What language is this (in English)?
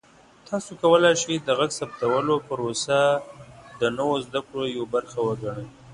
Pashto